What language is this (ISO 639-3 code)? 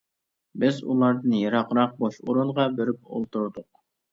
uig